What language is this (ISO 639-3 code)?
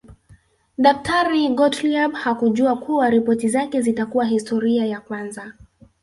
swa